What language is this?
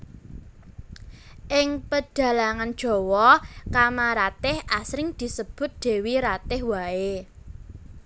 Javanese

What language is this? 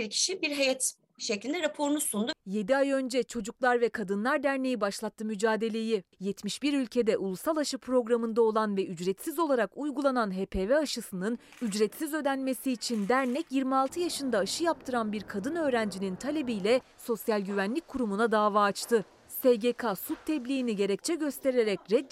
Turkish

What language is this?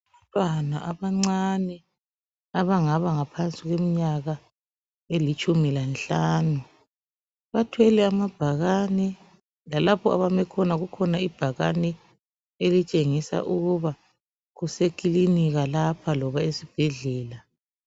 North Ndebele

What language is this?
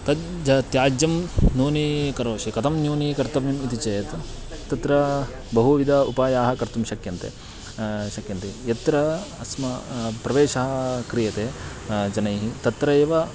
Sanskrit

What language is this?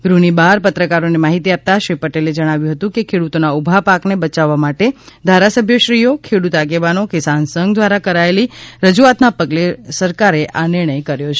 Gujarati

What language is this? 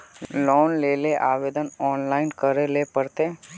Magahi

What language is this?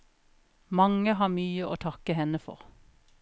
Norwegian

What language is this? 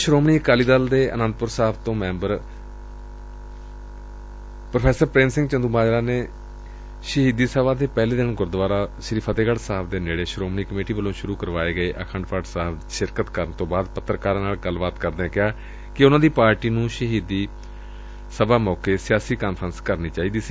Punjabi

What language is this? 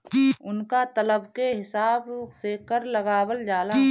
Bhojpuri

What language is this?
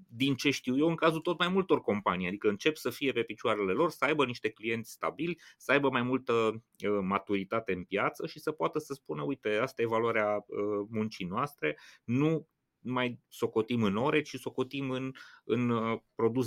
Romanian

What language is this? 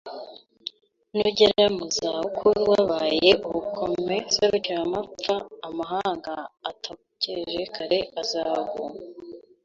Kinyarwanda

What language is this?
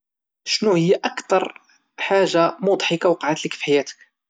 Moroccan Arabic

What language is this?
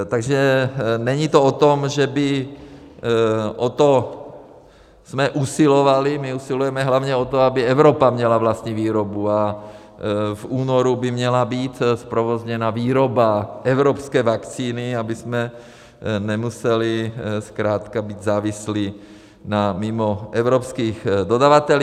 Czech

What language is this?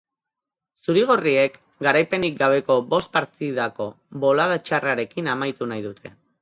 Basque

